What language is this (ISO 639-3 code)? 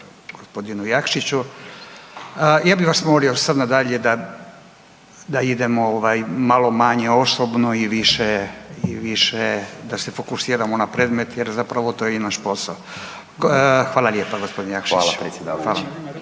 hrv